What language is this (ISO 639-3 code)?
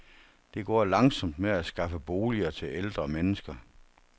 dan